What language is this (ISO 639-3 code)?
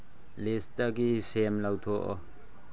mni